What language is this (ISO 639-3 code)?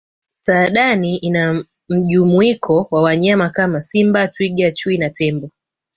swa